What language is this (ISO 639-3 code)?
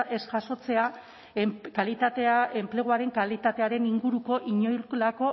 eus